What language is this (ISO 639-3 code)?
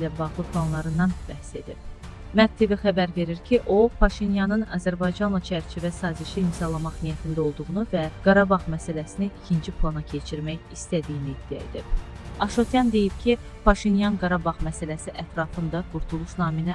tur